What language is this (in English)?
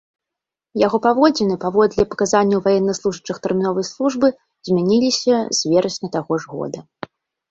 Belarusian